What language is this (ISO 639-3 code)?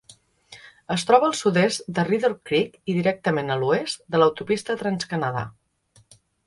cat